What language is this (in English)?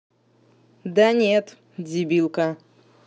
Russian